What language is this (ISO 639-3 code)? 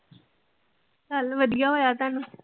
pan